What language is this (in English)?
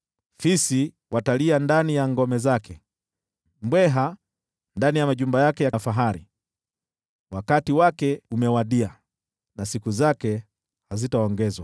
Swahili